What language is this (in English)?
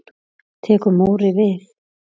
Icelandic